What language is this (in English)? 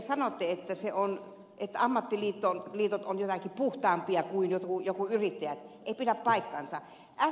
Finnish